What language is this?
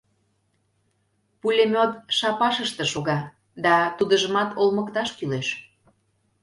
Mari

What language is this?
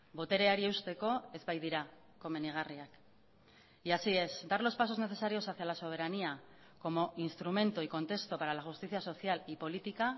Spanish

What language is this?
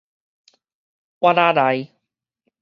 Min Nan Chinese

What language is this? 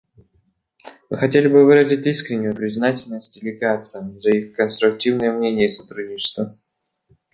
Russian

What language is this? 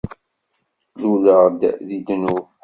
Kabyle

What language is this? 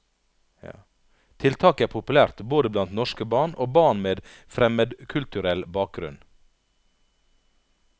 Norwegian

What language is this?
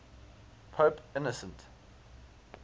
English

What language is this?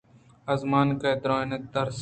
Eastern Balochi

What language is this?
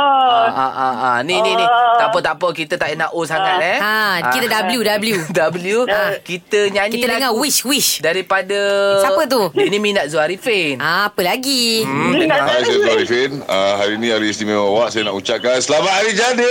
Malay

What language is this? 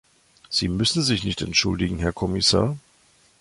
German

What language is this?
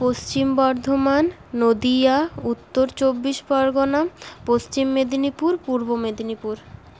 Bangla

